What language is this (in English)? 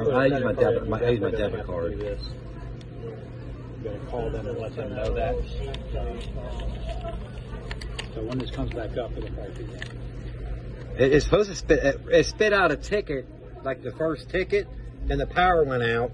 English